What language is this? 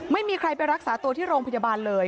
Thai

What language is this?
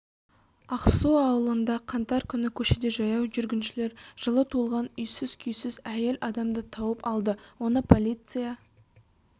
Kazakh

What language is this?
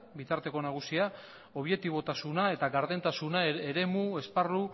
Basque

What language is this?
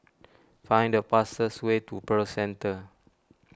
English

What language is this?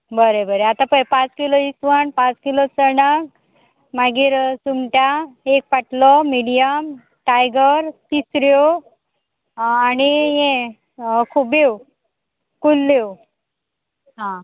Konkani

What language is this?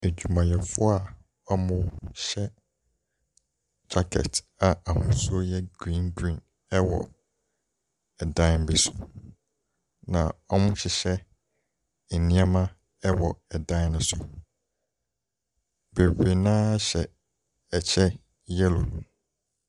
Akan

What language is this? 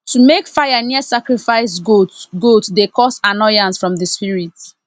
Nigerian Pidgin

